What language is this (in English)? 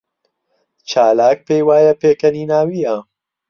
Central Kurdish